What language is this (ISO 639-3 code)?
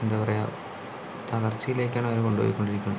mal